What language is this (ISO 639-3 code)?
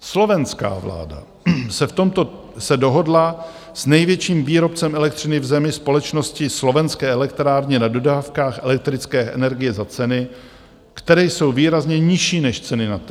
ces